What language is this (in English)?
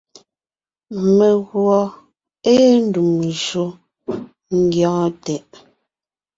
Ngiemboon